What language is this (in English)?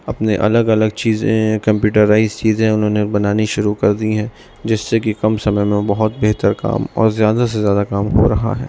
Urdu